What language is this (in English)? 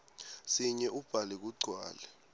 Swati